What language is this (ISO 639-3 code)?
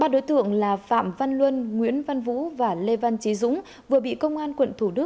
vie